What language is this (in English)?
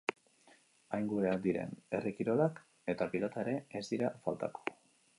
Basque